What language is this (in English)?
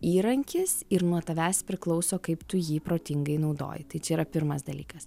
Lithuanian